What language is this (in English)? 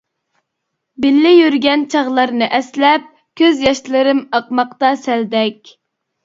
Uyghur